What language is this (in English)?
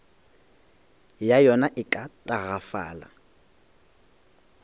Northern Sotho